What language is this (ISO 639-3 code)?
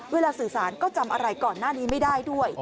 tha